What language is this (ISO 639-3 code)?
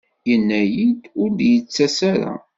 kab